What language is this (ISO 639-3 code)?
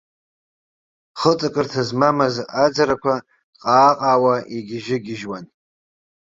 abk